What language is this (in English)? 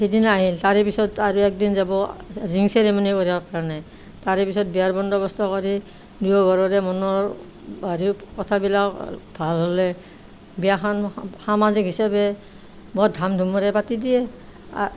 Assamese